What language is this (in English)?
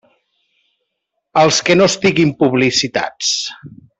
Catalan